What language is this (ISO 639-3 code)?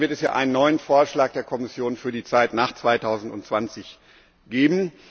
deu